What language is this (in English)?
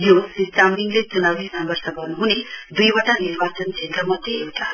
Nepali